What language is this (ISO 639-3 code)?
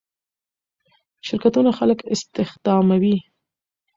pus